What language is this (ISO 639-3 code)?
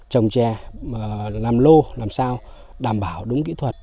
vie